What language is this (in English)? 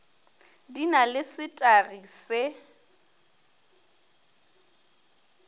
Northern Sotho